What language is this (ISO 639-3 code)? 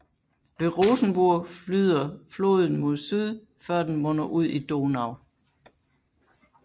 dan